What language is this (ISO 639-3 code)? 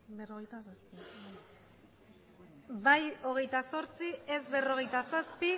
eus